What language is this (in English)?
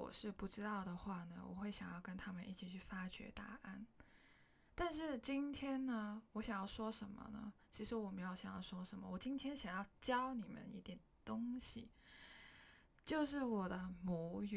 Chinese